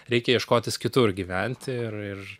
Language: Lithuanian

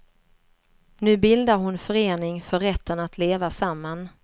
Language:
Swedish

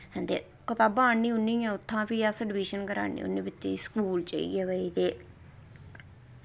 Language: Dogri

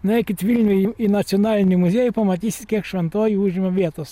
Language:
Lithuanian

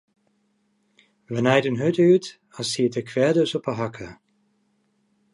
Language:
Western Frisian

